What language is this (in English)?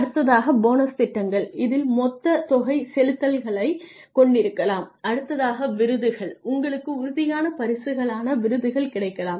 Tamil